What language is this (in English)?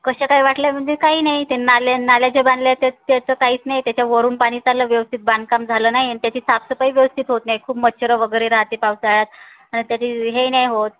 Marathi